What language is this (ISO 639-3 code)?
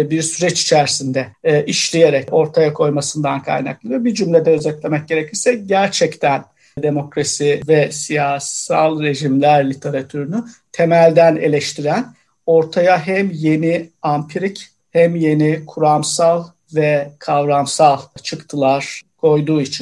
tur